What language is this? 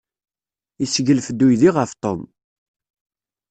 Kabyle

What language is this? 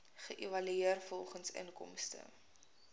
Afrikaans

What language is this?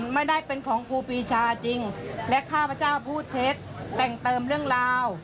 Thai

